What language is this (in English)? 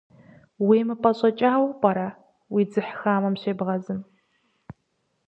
Kabardian